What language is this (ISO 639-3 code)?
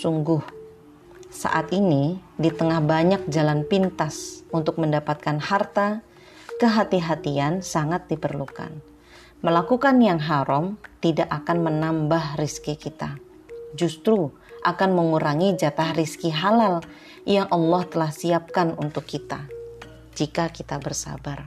ind